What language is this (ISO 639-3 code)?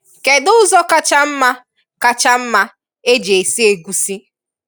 ibo